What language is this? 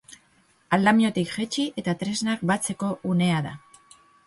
Basque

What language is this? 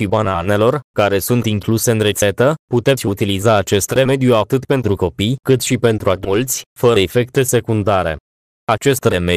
Romanian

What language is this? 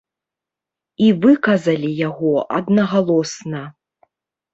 Belarusian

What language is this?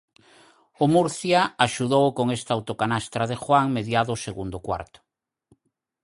Galician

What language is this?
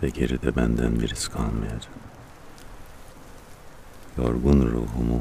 Turkish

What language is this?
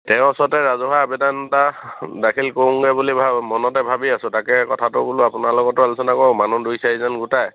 Assamese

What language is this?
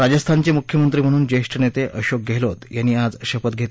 Marathi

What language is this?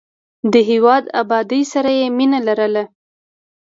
Pashto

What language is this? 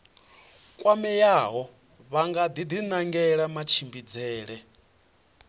Venda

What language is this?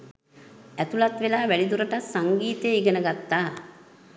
Sinhala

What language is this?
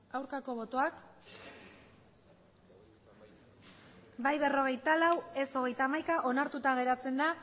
Basque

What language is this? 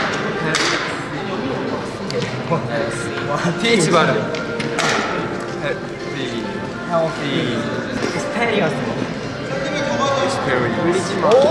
Korean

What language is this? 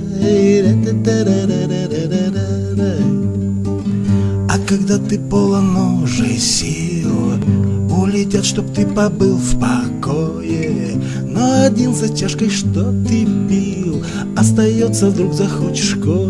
Russian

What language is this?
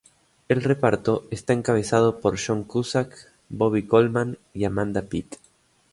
Spanish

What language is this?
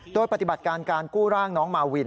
Thai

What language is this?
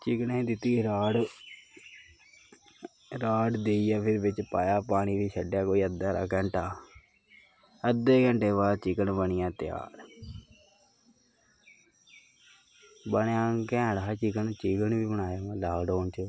Dogri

